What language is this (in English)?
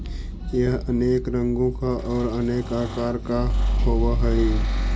Magahi